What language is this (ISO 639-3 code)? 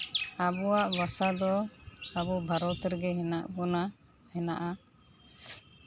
sat